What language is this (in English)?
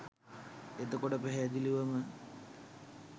Sinhala